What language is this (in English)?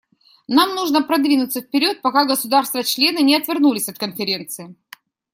Russian